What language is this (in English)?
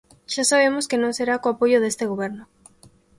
Galician